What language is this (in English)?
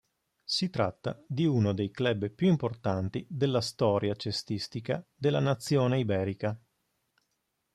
Italian